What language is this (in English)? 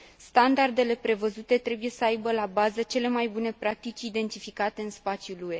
Romanian